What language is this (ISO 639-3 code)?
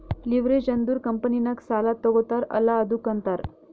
kan